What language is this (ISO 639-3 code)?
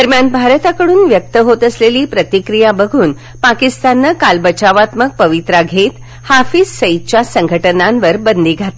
mar